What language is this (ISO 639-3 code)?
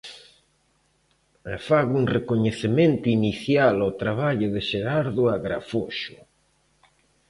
glg